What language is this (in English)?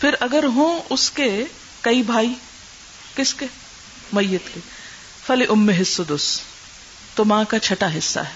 Urdu